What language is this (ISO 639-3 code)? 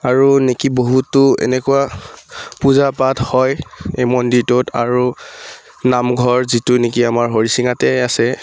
asm